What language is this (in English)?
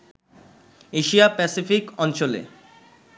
Bangla